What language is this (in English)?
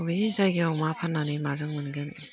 Bodo